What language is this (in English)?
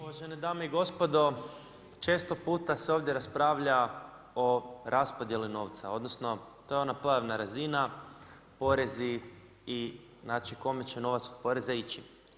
Croatian